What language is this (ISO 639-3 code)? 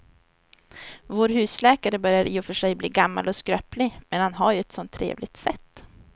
swe